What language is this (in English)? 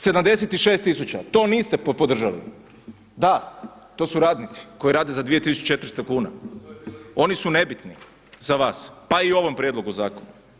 Croatian